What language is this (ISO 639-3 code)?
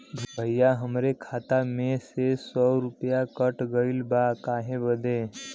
bho